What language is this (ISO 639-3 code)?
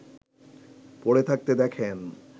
ben